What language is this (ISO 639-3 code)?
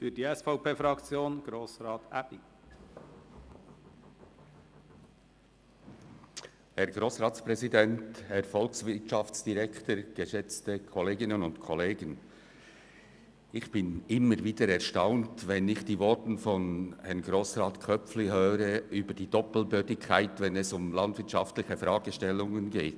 gsw